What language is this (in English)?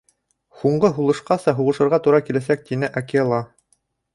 Bashkir